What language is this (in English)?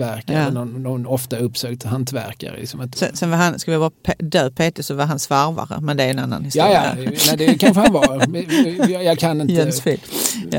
Swedish